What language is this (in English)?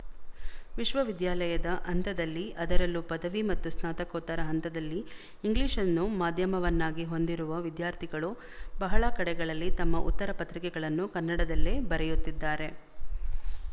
Kannada